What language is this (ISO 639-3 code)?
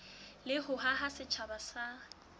sot